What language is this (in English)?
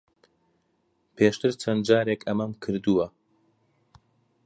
Central Kurdish